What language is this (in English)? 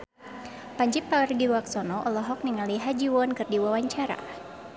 Sundanese